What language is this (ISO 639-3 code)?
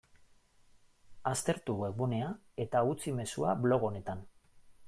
eus